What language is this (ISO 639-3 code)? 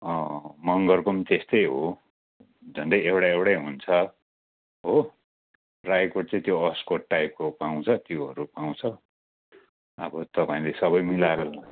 nep